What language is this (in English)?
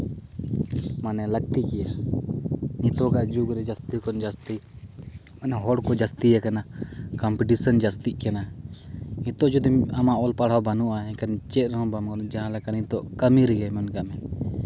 Santali